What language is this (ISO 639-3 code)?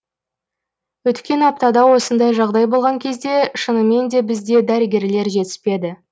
kaz